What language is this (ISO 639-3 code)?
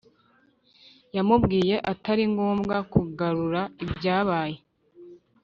kin